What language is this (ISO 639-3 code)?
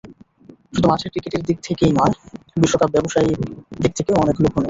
ben